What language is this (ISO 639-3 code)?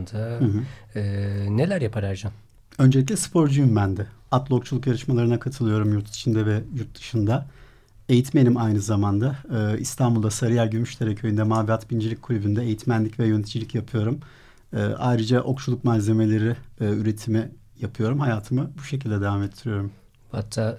tur